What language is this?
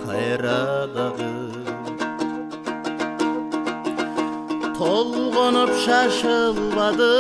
Kyrgyz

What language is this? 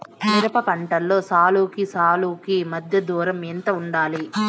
Telugu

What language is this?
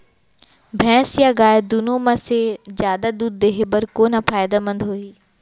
Chhattisgarhi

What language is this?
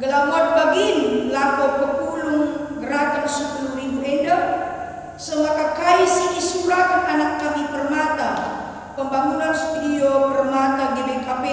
Indonesian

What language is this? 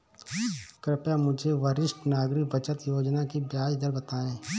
Hindi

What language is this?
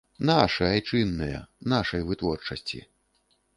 Belarusian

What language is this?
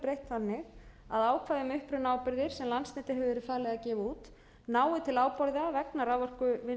Icelandic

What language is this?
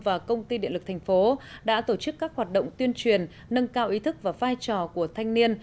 Vietnamese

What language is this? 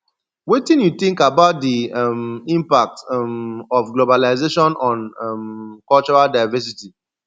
Nigerian Pidgin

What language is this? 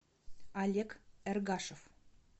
Russian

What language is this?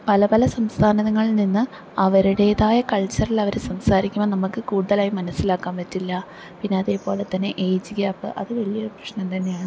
Malayalam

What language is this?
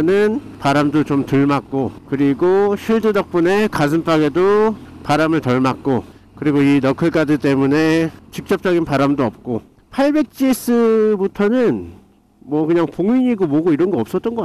Korean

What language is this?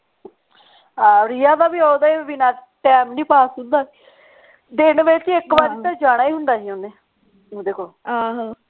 Punjabi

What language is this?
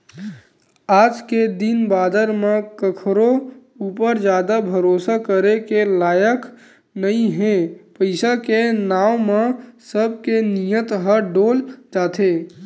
Chhattisgarhi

